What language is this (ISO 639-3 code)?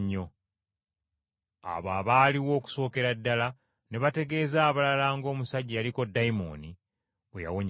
lug